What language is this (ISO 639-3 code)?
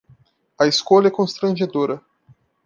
por